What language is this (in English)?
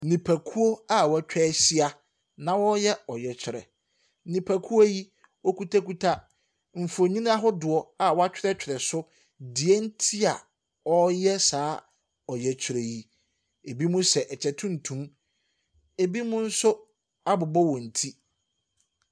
Akan